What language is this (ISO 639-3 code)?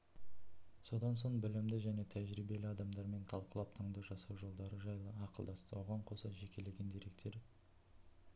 kaz